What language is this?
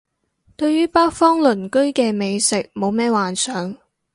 Cantonese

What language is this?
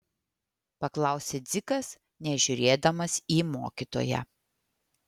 Lithuanian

